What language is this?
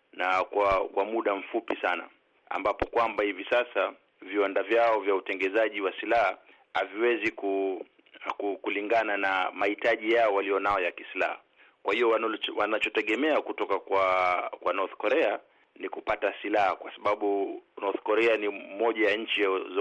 Swahili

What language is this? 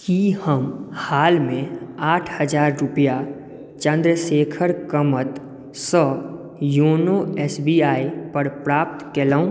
Maithili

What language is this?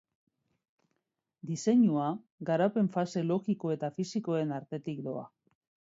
Basque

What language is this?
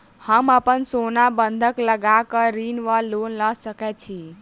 Maithili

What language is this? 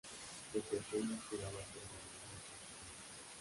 Spanish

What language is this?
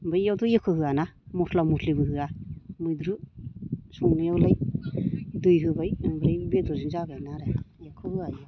Bodo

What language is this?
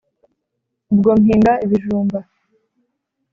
Kinyarwanda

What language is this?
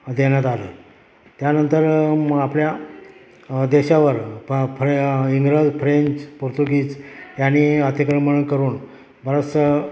Marathi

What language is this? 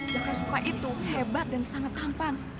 Indonesian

